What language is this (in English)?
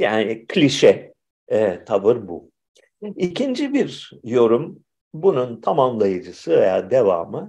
Turkish